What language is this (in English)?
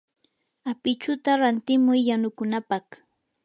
Yanahuanca Pasco Quechua